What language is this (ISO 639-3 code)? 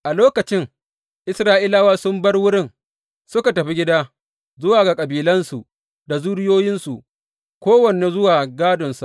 hau